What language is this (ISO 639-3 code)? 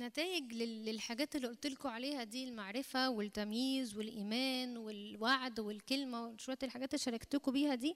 ara